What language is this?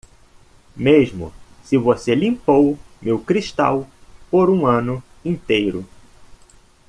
Portuguese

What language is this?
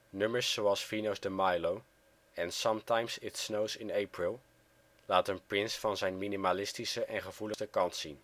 Dutch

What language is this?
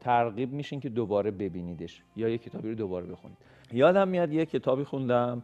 Persian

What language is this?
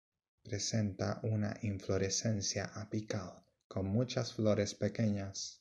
Spanish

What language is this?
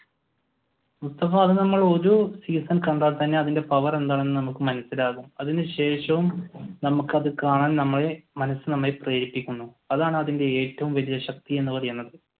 Malayalam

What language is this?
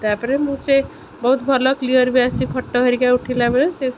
Odia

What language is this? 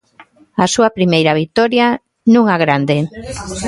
Galician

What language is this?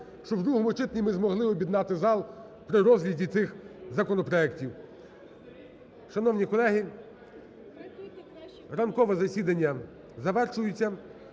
Ukrainian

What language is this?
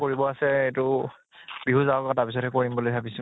Assamese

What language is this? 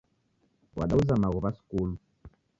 Taita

